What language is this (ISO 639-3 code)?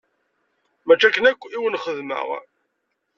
kab